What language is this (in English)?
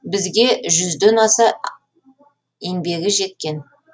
Kazakh